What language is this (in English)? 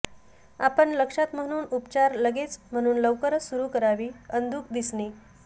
Marathi